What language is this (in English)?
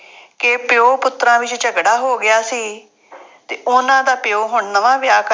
Punjabi